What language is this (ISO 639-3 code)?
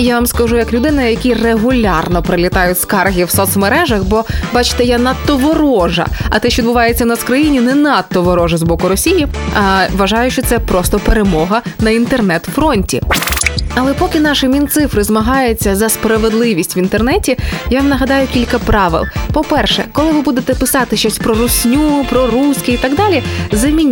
ukr